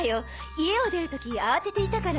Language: Japanese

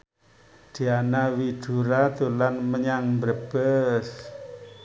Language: Javanese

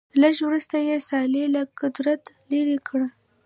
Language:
Pashto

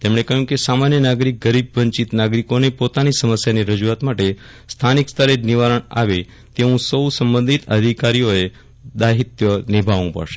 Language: Gujarati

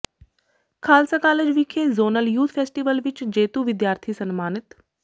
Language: Punjabi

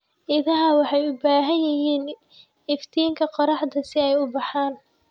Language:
Somali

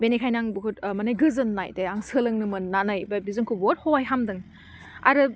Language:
Bodo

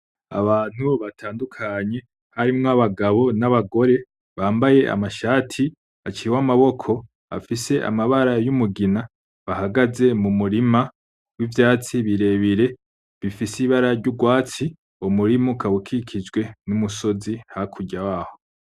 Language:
Rundi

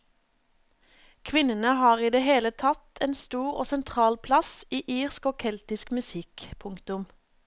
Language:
Norwegian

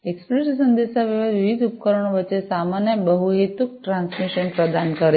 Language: Gujarati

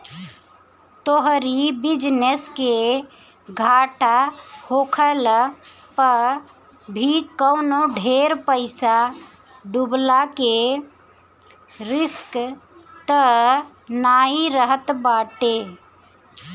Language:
Bhojpuri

